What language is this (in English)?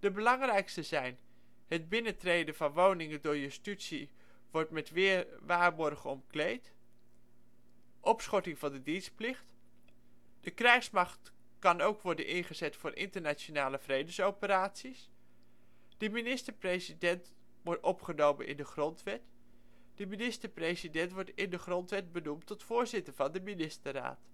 Dutch